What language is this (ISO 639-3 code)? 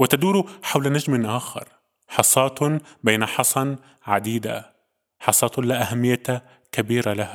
ara